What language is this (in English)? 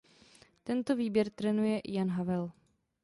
Czech